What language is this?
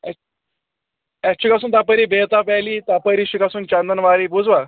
Kashmiri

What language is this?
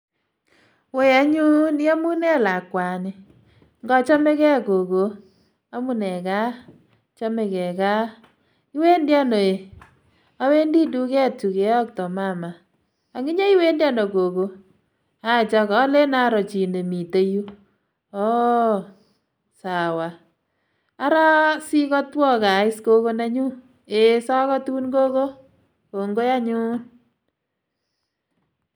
Kalenjin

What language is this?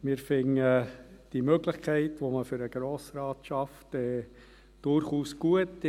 Swiss German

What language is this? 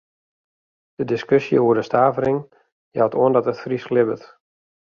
Western Frisian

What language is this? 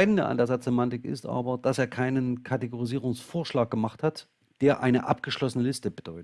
German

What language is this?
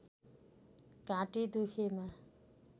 Nepali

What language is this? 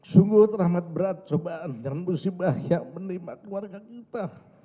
Indonesian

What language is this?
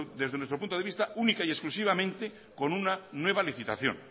Spanish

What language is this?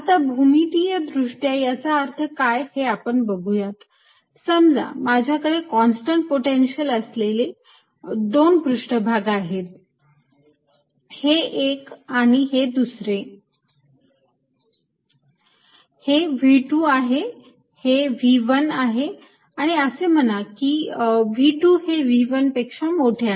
Marathi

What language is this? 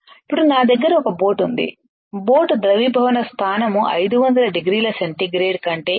Telugu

